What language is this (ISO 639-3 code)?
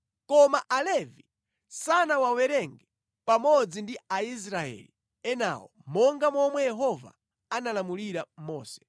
nya